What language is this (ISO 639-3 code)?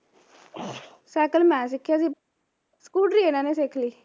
pan